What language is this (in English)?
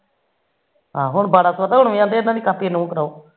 Punjabi